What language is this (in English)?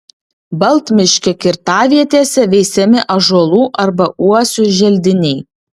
Lithuanian